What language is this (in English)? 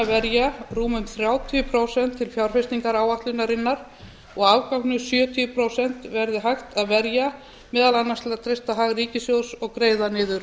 Icelandic